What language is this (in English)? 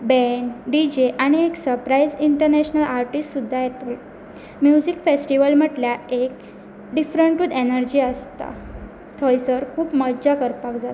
Konkani